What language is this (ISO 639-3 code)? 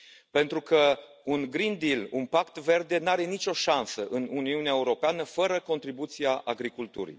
ron